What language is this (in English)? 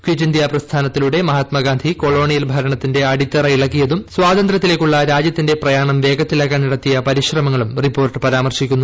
Malayalam